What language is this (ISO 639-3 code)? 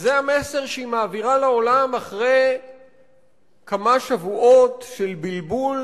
heb